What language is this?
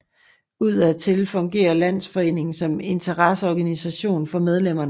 Danish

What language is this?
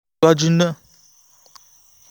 Yoruba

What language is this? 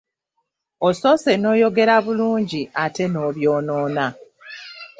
Ganda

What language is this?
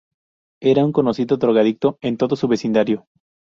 Spanish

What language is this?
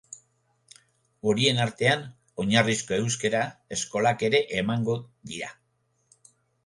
Basque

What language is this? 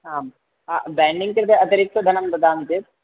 Sanskrit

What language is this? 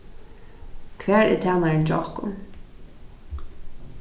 Faroese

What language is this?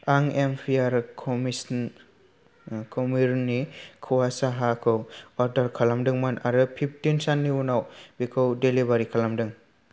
Bodo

